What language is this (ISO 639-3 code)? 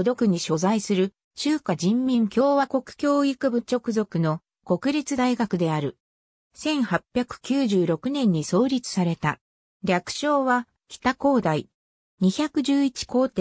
jpn